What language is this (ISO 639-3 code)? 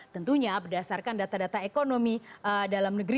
ind